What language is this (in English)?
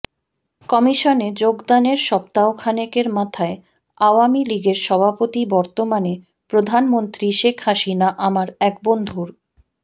Bangla